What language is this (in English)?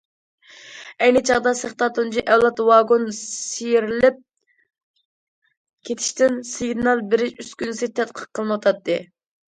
Uyghur